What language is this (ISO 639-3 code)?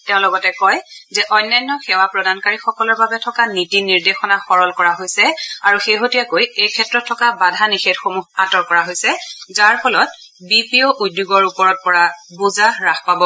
asm